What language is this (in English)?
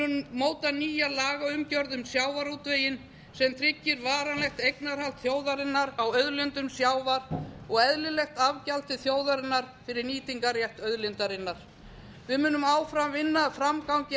Icelandic